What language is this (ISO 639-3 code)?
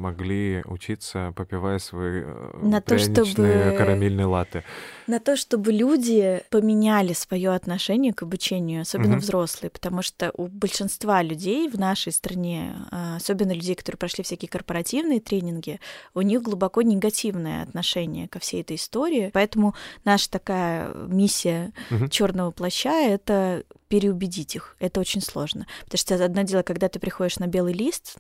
rus